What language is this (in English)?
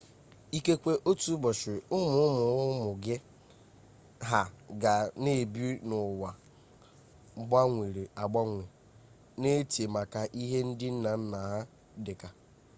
Igbo